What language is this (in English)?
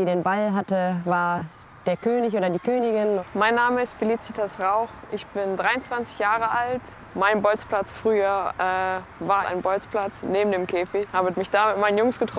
German